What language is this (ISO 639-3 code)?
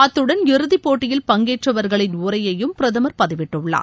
tam